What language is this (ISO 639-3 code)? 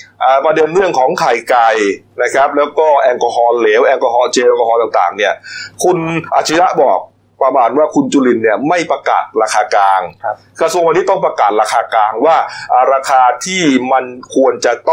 tha